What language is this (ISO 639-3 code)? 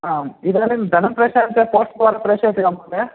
san